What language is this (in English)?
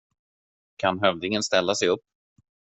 Swedish